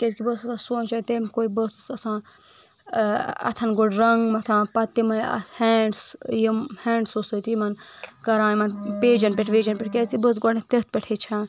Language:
Kashmiri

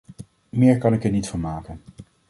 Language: Dutch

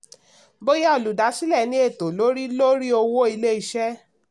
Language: Yoruba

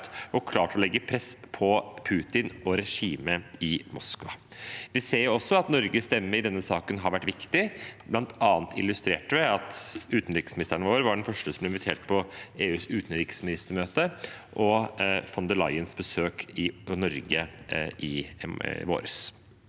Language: Norwegian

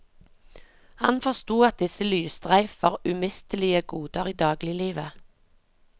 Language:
Norwegian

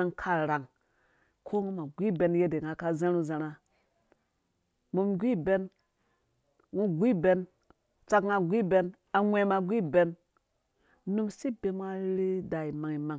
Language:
Dũya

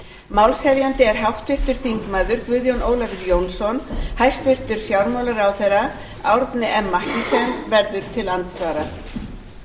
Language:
Icelandic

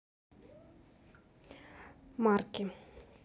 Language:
Russian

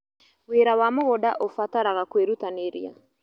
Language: Kikuyu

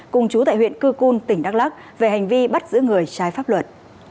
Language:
Vietnamese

